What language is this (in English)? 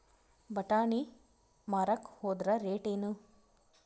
Kannada